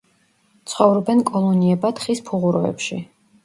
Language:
Georgian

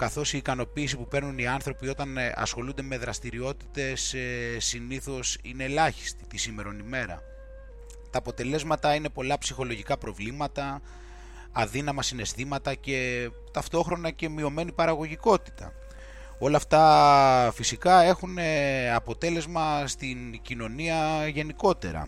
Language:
Greek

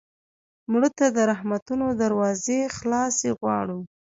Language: Pashto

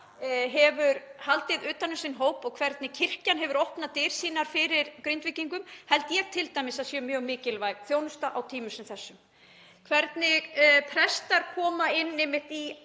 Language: Icelandic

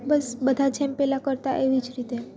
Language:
Gujarati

